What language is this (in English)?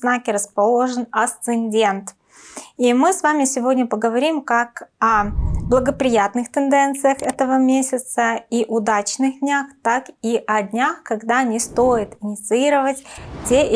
Russian